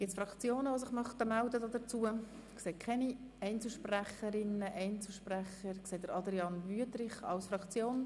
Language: Swiss German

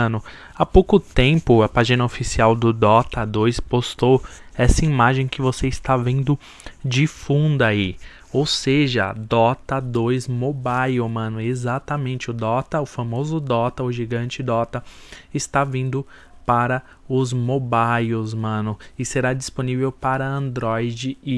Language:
Portuguese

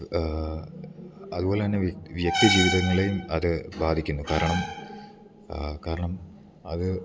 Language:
Malayalam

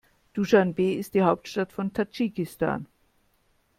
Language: German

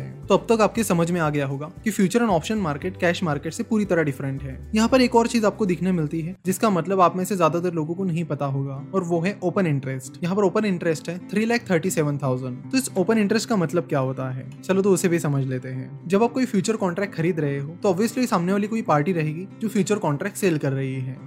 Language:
Hindi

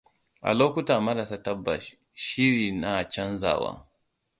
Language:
Hausa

